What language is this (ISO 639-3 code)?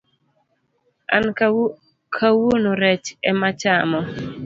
luo